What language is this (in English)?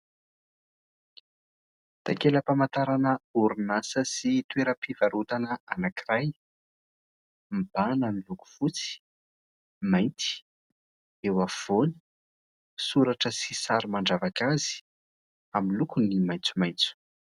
Malagasy